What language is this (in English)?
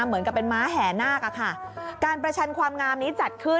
Thai